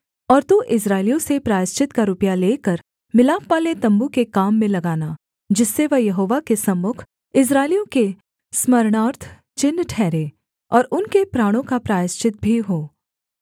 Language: Hindi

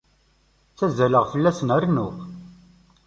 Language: Kabyle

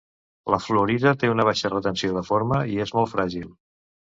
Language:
Catalan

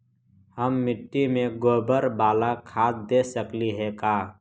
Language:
Magahi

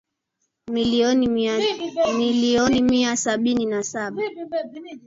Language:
Swahili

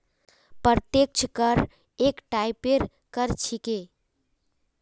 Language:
Magahi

